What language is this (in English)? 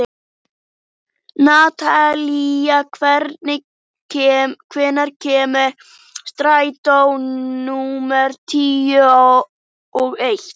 Icelandic